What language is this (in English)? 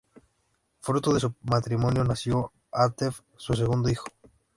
Spanish